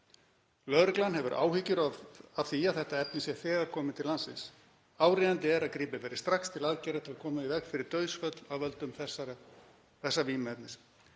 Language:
Icelandic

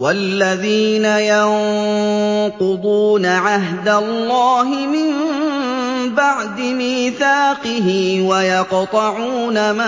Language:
Arabic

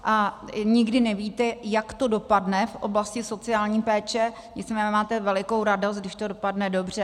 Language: Czech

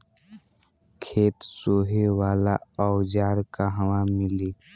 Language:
Bhojpuri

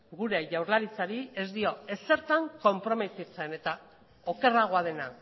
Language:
Basque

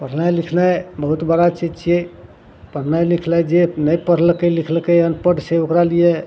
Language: Maithili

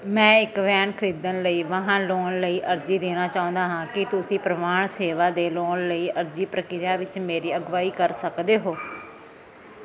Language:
Punjabi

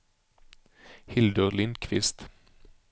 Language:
Swedish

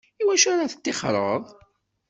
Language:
Kabyle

